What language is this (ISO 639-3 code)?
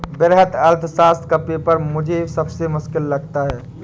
hin